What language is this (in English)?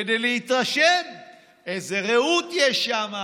Hebrew